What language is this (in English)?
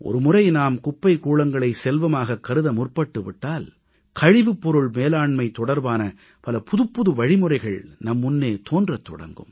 Tamil